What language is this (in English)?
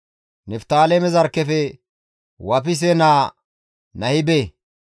Gamo